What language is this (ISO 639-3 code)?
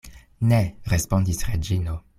epo